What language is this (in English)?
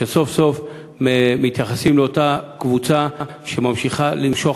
Hebrew